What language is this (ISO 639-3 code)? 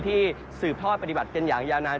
tha